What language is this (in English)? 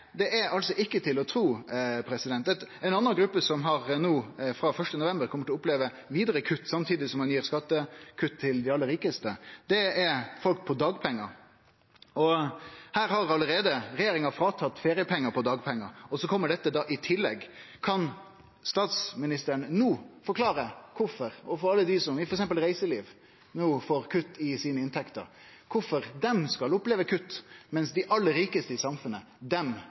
Norwegian Nynorsk